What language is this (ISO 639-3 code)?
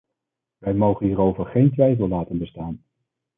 nld